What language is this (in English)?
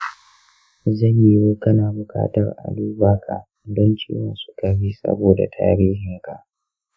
Hausa